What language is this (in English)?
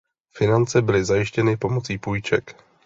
Czech